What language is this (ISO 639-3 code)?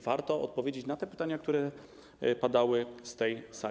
pol